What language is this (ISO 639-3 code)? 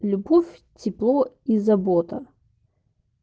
rus